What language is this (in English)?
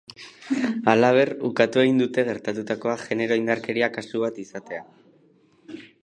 Basque